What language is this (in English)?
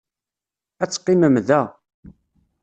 Kabyle